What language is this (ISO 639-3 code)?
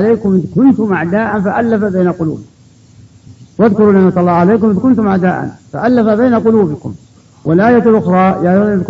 ara